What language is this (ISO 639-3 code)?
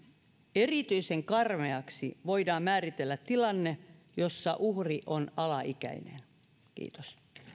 fin